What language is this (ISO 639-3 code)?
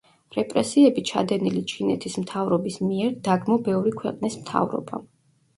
kat